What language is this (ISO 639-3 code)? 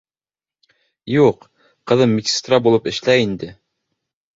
bak